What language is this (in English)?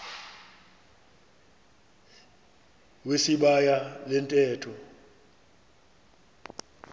Xhosa